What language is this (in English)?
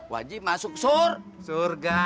Indonesian